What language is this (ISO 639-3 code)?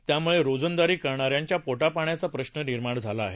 mar